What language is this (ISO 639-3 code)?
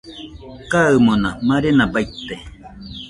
hux